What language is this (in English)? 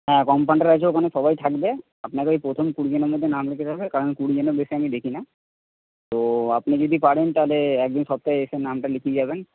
Bangla